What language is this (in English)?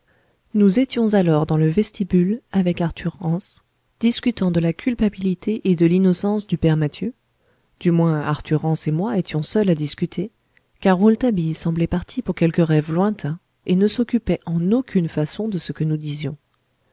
French